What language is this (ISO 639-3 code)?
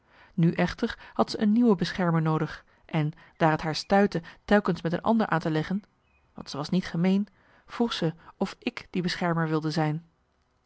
nld